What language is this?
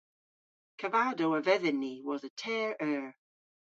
Cornish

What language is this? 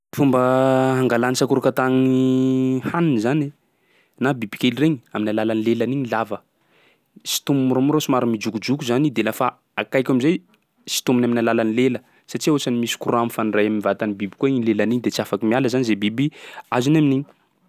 Sakalava Malagasy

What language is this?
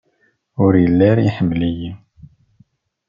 Kabyle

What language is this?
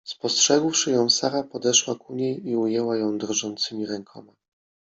Polish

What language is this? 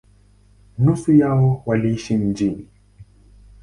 Swahili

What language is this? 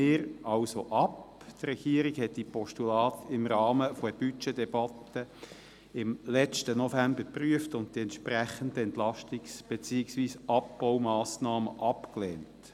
Swiss German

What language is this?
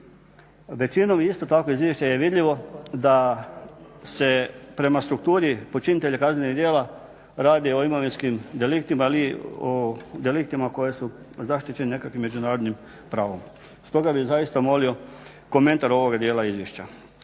Croatian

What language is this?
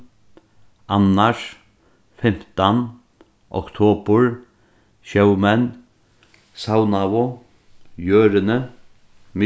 Faroese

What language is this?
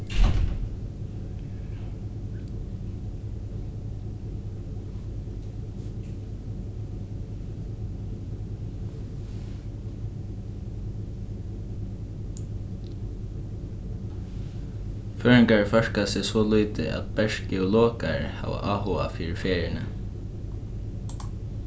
Faroese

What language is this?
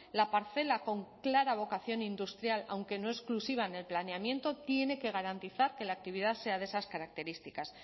Spanish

